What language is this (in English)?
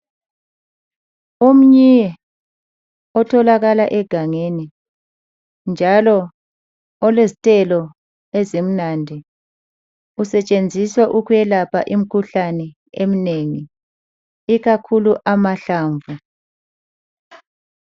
North Ndebele